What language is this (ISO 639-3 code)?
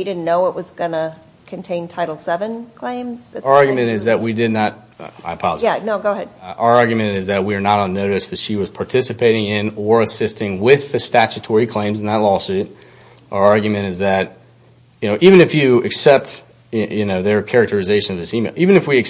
eng